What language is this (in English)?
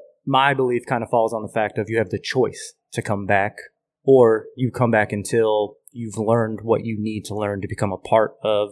English